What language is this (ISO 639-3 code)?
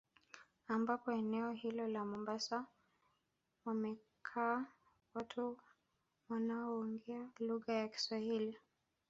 swa